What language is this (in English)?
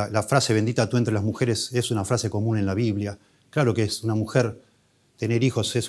Spanish